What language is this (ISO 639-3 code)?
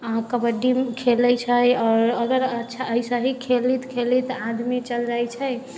mai